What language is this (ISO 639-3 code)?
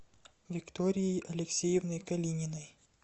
rus